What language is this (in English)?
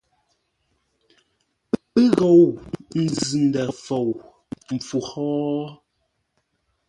Ngombale